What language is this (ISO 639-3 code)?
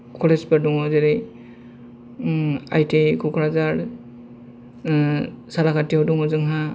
brx